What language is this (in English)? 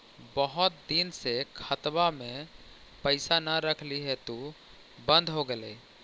Magahi